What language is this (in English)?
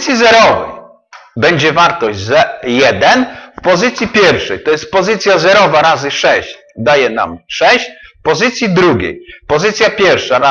Polish